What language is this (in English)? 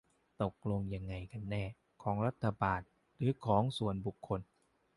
Thai